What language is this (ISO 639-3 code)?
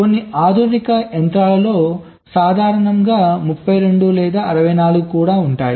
tel